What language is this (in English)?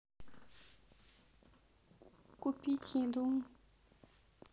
Russian